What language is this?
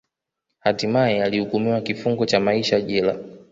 Swahili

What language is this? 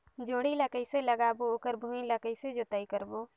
Chhattisgarhi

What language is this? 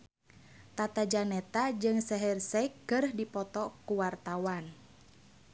Sundanese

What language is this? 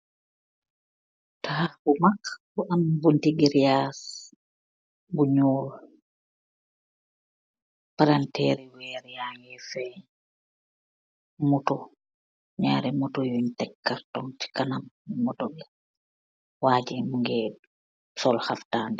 Wolof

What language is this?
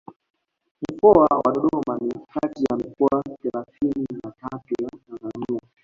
Swahili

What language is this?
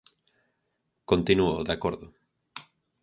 Galician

